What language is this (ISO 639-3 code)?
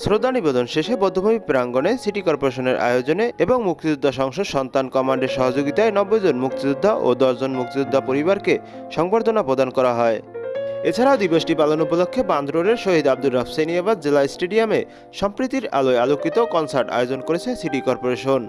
ben